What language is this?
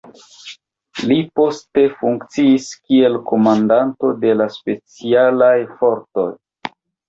Esperanto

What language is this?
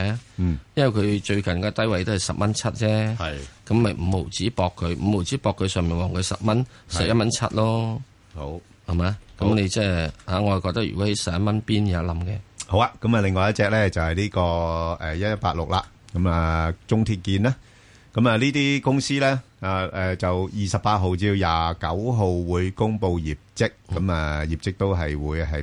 Chinese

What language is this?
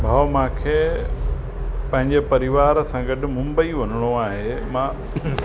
Sindhi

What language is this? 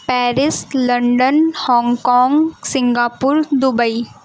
Urdu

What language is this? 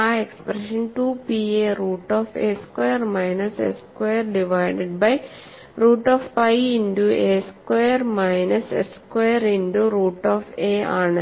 Malayalam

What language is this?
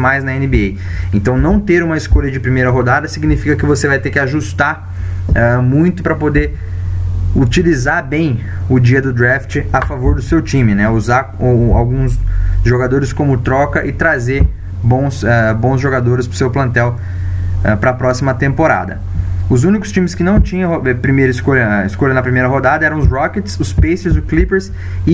Portuguese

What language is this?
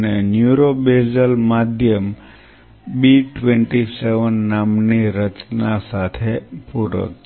Gujarati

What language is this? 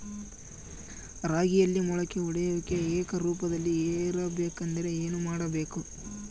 Kannada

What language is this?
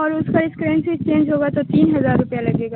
Urdu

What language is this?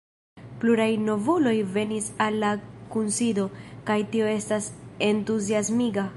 Esperanto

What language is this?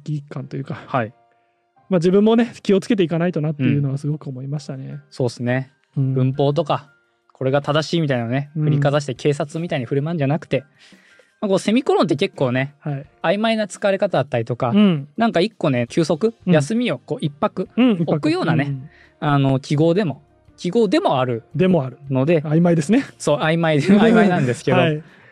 Japanese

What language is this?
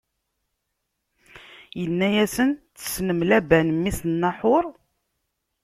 Kabyle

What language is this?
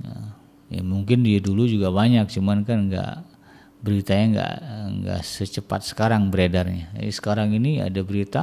Indonesian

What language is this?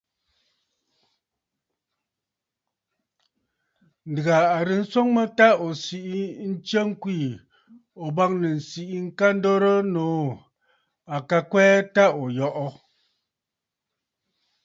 Bafut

